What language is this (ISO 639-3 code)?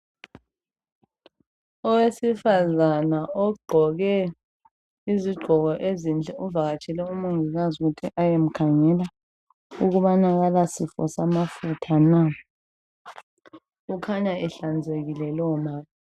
nde